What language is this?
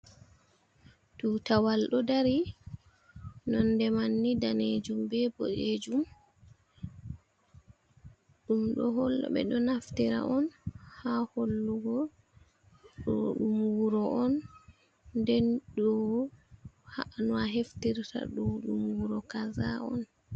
Fula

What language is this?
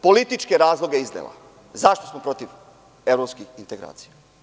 Serbian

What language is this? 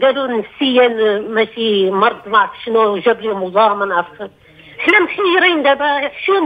Arabic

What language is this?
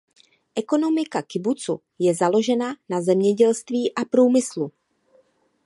Czech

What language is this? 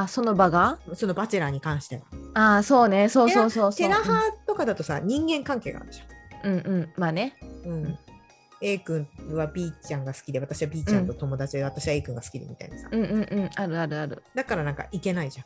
Japanese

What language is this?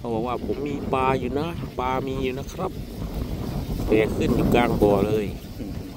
Thai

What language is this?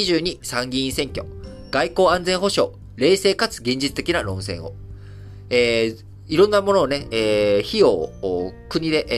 Japanese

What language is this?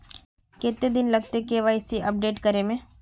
Magahi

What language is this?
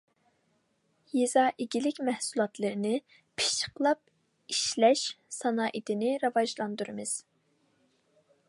Uyghur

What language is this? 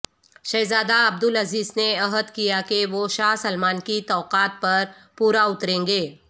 Urdu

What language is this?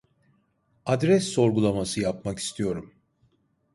Turkish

